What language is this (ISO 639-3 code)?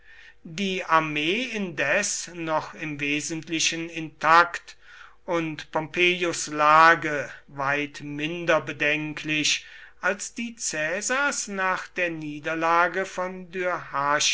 deu